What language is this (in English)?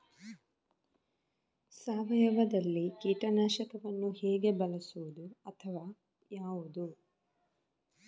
Kannada